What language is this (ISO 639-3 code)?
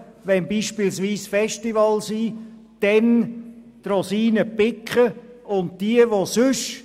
gsw